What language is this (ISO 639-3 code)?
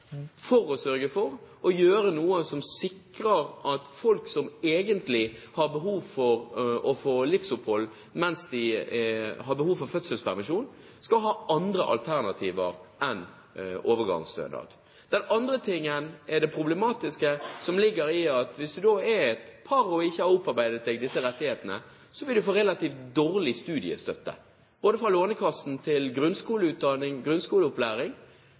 nob